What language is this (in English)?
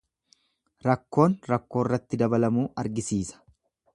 Oromo